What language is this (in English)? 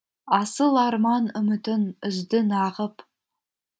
Kazakh